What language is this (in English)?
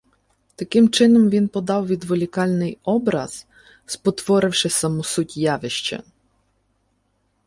Ukrainian